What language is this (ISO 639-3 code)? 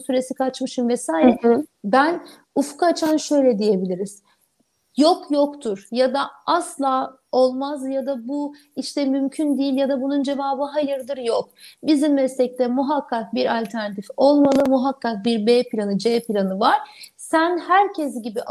tur